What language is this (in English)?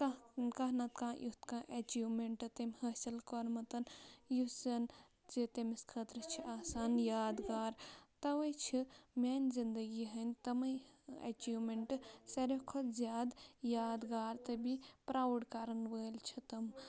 Kashmiri